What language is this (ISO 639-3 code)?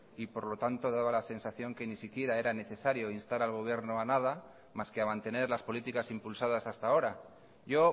spa